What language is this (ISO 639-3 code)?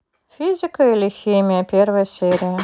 rus